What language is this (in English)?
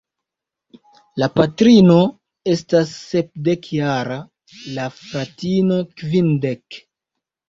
Esperanto